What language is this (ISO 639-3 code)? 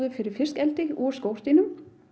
isl